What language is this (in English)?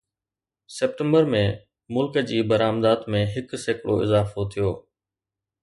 Sindhi